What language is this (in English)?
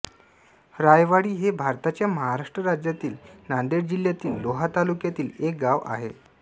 Marathi